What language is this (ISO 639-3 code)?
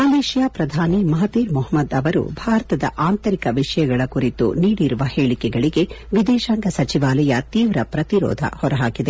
kan